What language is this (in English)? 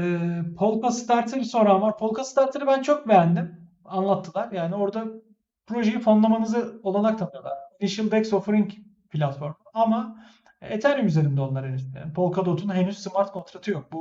Turkish